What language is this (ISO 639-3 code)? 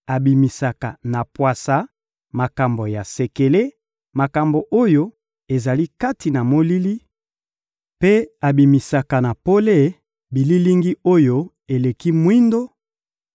lin